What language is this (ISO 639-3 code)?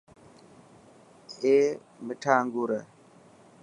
mki